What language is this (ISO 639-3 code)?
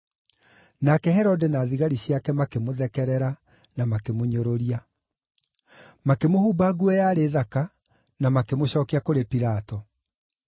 kik